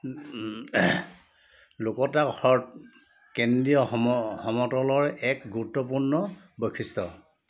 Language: Assamese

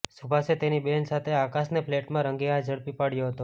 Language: Gujarati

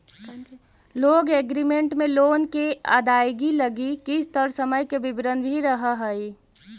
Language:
Magahi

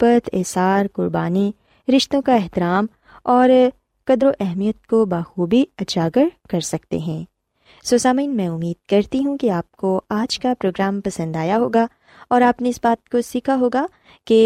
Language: Urdu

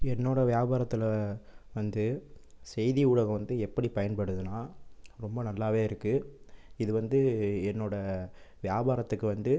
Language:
Tamil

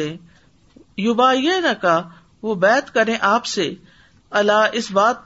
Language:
Urdu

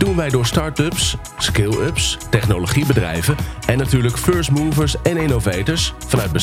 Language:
Dutch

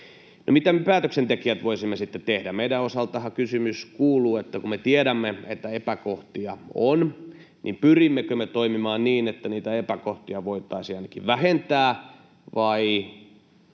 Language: Finnish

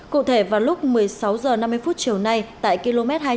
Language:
Vietnamese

